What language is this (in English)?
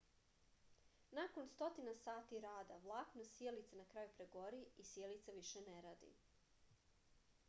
Serbian